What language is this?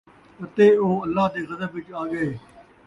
Saraiki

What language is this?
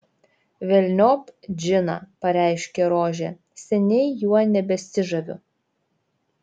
Lithuanian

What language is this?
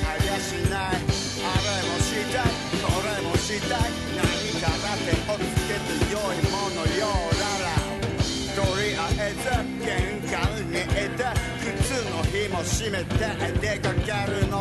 Japanese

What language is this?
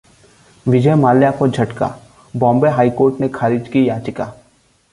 Hindi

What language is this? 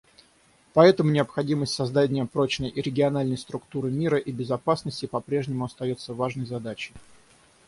Russian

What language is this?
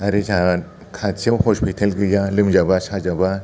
Bodo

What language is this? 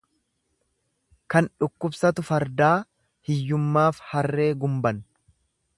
Oromo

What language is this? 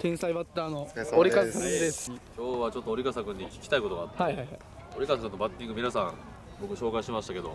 Japanese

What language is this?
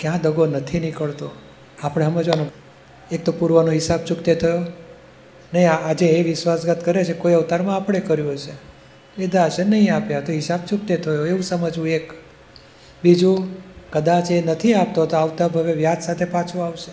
Gujarati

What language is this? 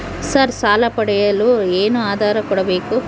Kannada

